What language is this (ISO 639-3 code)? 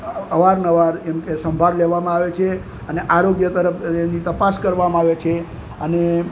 guj